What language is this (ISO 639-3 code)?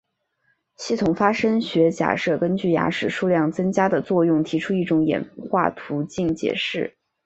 zho